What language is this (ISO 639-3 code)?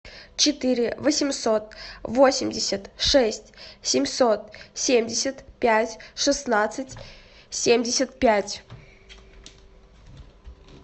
rus